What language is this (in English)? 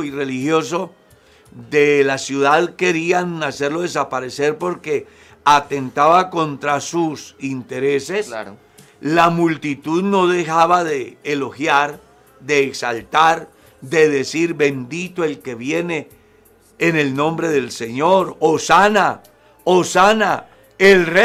Spanish